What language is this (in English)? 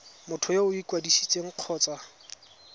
Tswana